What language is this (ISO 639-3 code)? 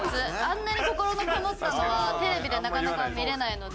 jpn